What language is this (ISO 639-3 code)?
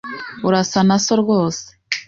kin